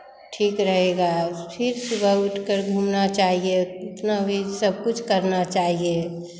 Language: Hindi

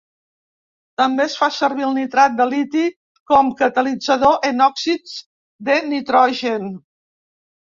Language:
Catalan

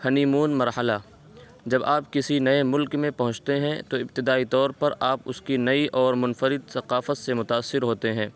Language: Urdu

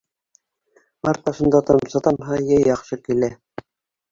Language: Bashkir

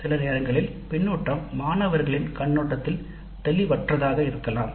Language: Tamil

